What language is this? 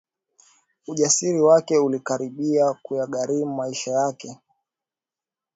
Swahili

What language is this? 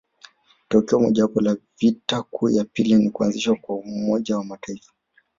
Swahili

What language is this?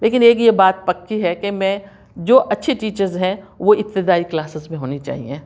Urdu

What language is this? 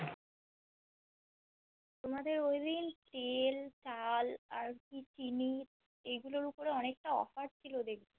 Bangla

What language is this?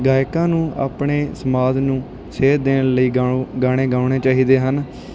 Punjabi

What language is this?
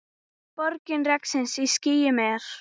Icelandic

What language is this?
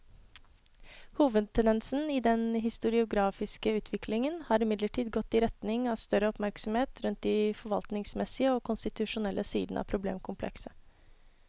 Norwegian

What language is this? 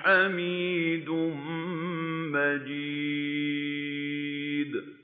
Arabic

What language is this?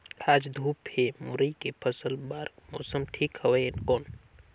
Chhattisgarhi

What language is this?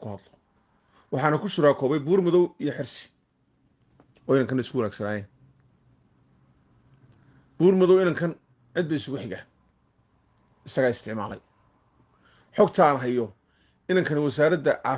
Arabic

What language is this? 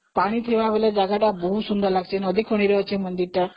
Odia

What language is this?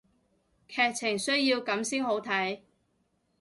Cantonese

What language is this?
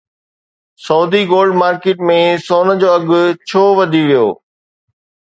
Sindhi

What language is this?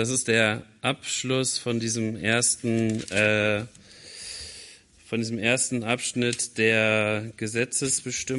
German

